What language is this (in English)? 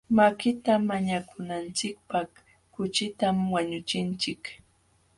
Jauja Wanca Quechua